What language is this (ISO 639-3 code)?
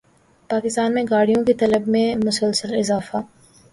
urd